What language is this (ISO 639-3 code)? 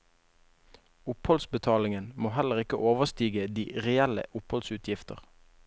nor